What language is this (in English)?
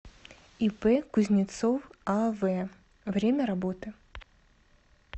Russian